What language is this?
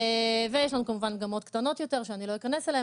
Hebrew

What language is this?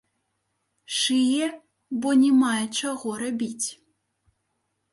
Belarusian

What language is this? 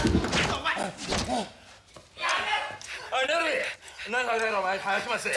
Japanese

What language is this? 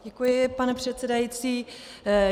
Czech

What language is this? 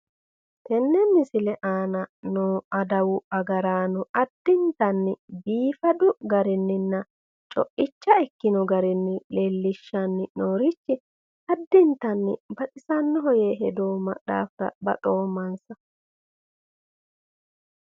Sidamo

